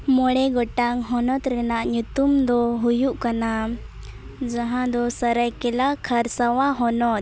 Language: Santali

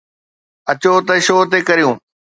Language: Sindhi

